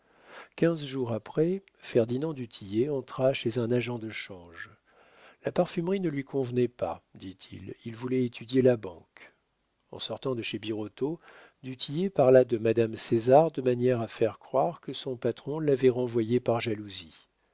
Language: French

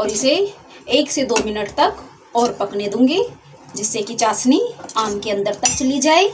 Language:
Hindi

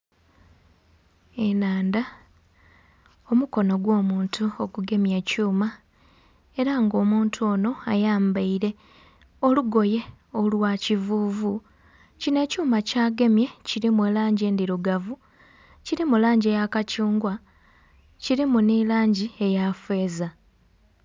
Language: Soga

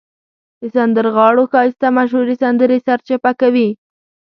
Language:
Pashto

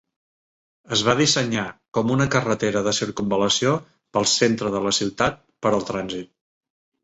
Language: Catalan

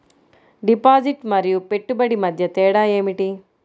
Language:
Telugu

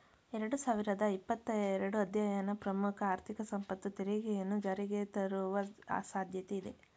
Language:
Kannada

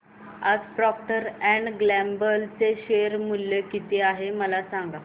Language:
Marathi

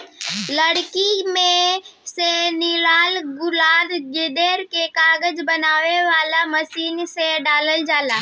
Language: Bhojpuri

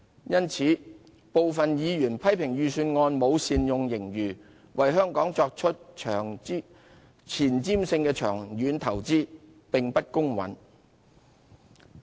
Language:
Cantonese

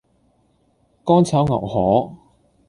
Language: Cantonese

